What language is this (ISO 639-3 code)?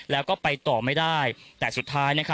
tha